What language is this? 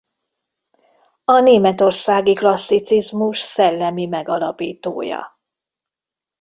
Hungarian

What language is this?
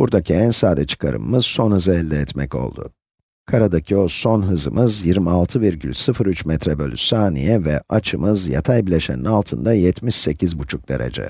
Turkish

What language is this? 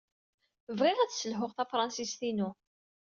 Kabyle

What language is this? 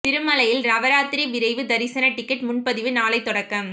Tamil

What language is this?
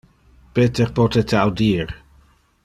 Interlingua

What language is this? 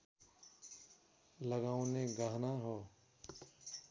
Nepali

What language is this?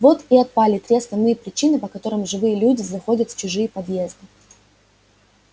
Russian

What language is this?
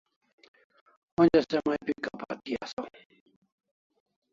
Kalasha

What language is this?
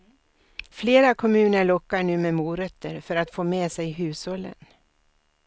Swedish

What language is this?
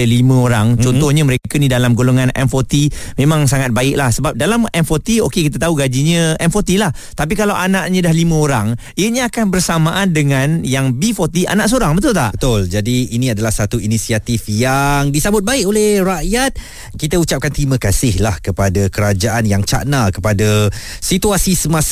Malay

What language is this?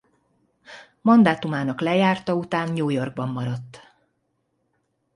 Hungarian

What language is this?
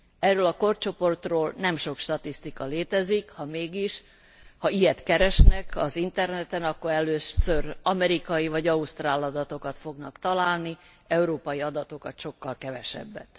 Hungarian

